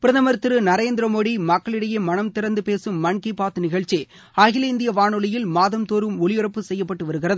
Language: Tamil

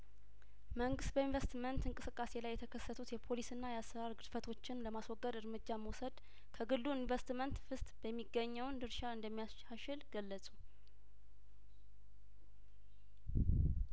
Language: Amharic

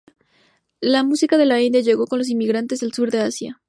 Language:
Spanish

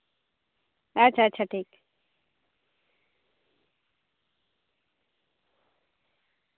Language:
Santali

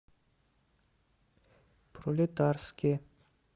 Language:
Russian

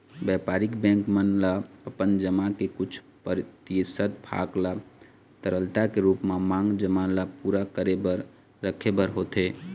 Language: Chhattisgarhi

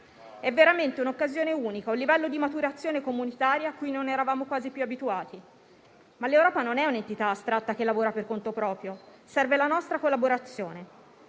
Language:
Italian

